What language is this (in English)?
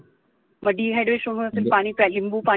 Marathi